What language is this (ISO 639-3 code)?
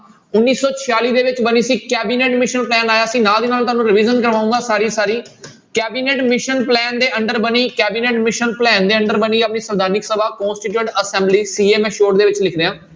pan